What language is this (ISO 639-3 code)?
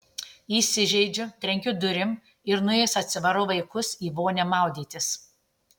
lit